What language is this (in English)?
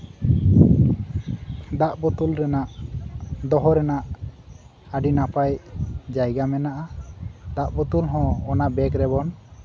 Santali